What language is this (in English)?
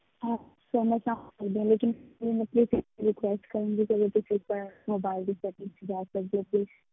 Punjabi